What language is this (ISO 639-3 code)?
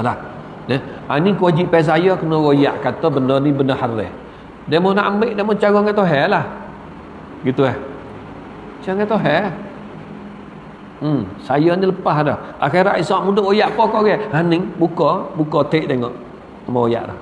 msa